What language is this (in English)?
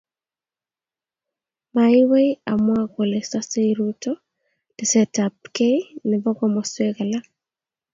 Kalenjin